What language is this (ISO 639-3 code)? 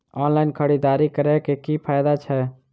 mai